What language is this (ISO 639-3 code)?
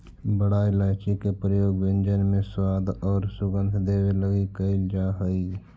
mag